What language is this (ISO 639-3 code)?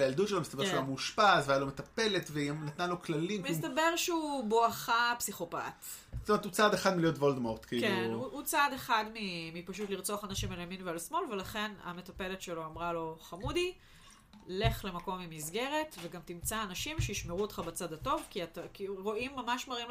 heb